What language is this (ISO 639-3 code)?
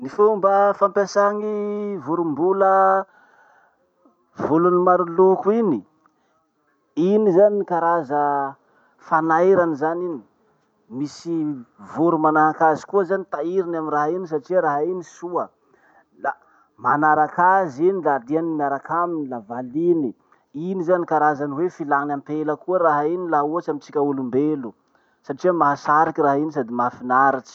msh